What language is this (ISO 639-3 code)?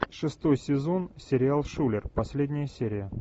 rus